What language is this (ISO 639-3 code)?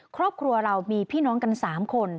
tha